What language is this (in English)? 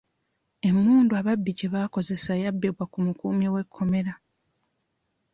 Ganda